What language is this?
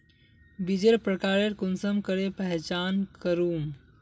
Magahi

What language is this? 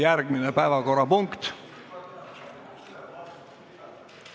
Estonian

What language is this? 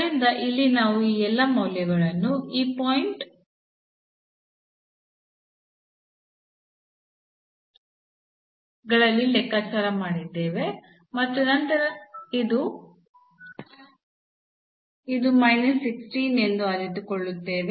Kannada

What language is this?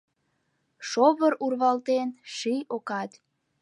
Mari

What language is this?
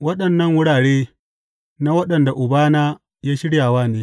Hausa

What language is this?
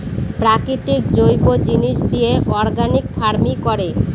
Bangla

